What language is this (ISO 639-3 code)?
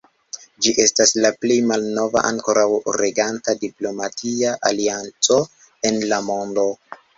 epo